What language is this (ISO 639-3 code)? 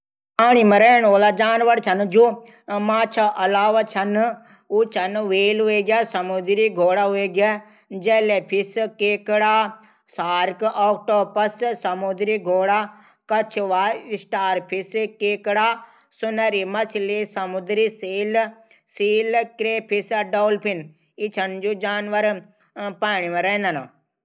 gbm